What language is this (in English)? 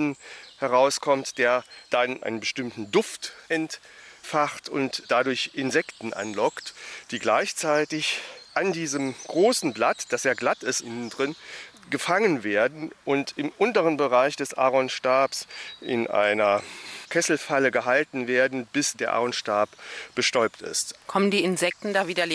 German